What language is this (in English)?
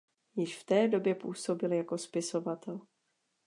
Czech